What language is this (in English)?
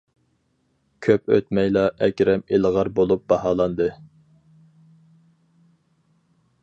Uyghur